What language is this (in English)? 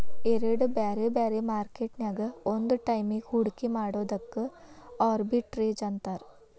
Kannada